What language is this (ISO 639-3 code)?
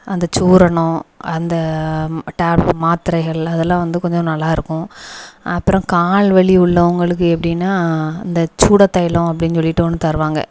tam